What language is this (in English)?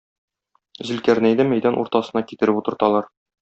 Tatar